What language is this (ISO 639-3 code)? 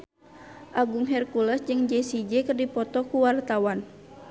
sun